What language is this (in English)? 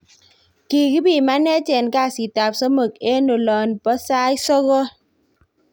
Kalenjin